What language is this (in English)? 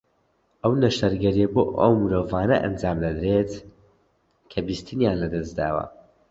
Central Kurdish